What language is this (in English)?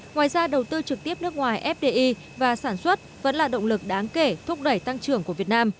Vietnamese